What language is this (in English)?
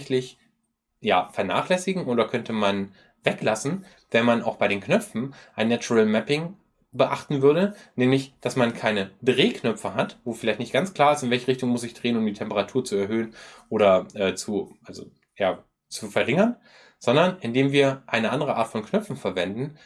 German